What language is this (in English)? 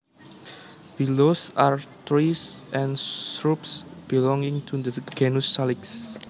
Javanese